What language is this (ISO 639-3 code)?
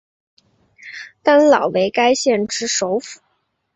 zho